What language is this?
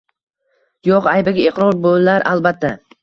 Uzbek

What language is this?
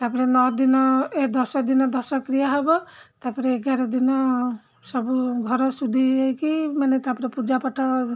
Odia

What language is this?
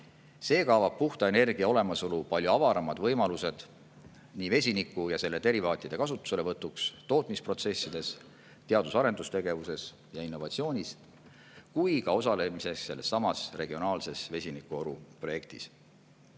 Estonian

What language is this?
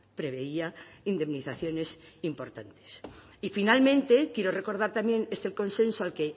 Spanish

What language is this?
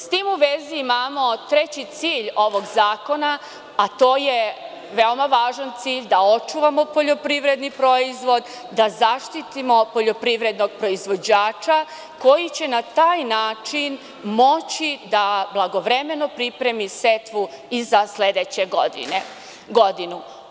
Serbian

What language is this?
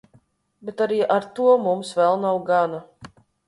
Latvian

